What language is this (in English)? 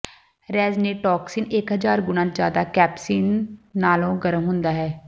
Punjabi